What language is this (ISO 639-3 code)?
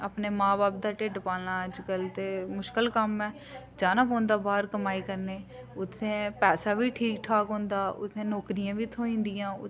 doi